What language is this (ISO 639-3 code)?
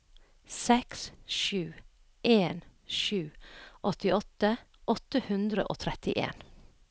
nor